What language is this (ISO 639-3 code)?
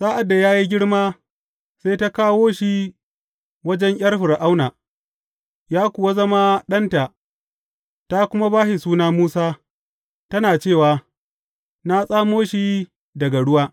hau